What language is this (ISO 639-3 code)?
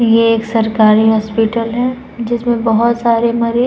hin